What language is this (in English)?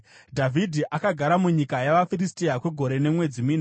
Shona